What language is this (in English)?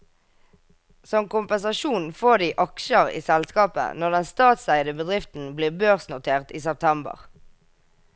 Norwegian